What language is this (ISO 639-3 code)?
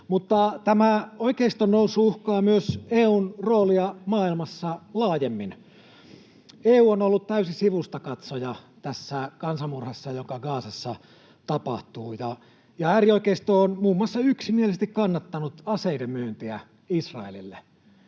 fin